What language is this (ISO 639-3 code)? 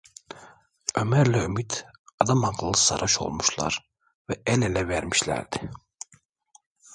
tur